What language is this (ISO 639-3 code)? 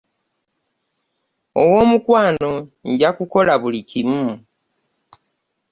lug